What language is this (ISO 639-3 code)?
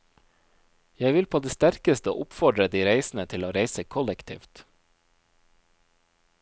nor